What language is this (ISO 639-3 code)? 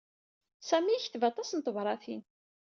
kab